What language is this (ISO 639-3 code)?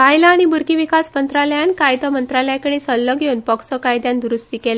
kok